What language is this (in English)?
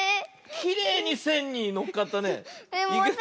Japanese